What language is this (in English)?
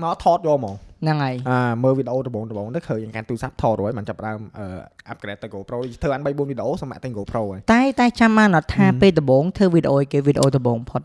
Vietnamese